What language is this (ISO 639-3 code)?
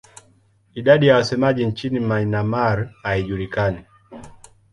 swa